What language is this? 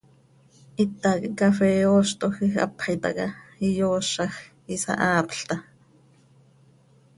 Seri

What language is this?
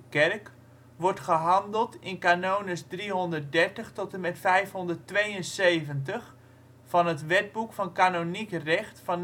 Dutch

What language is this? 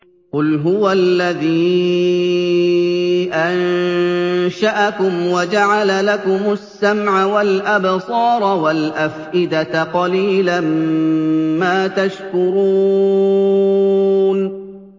Arabic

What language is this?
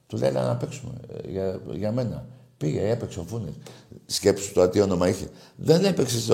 Greek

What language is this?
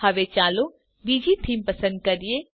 Gujarati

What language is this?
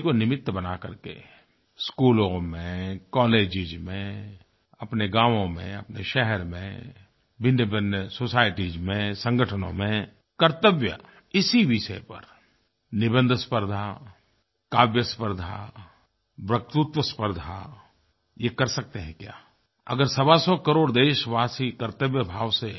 Hindi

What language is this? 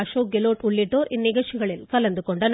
Tamil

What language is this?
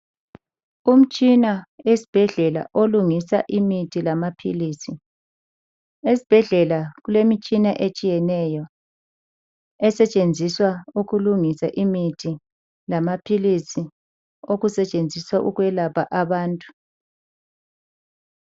North Ndebele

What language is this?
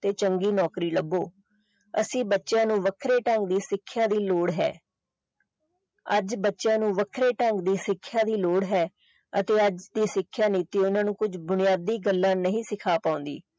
Punjabi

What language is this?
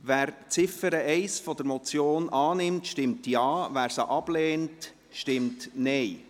Swiss German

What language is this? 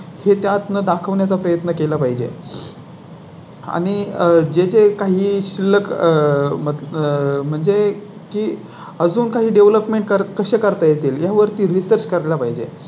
Marathi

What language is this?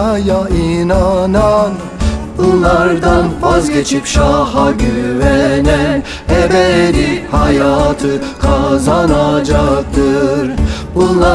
Turkish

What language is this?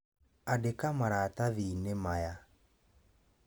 Kikuyu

